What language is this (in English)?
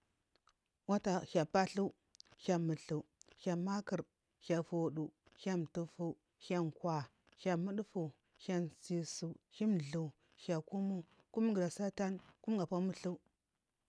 Marghi South